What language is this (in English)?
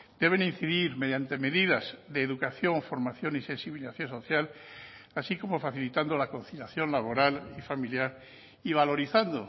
Spanish